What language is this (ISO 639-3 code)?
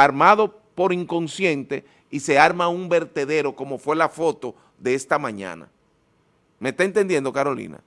spa